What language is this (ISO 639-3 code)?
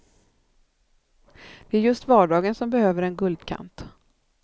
swe